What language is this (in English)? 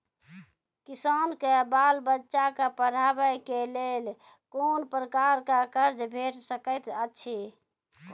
Maithili